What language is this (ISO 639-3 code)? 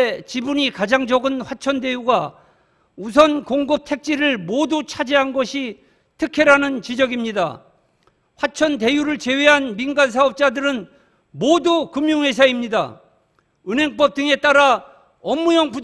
kor